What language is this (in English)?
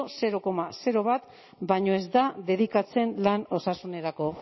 Basque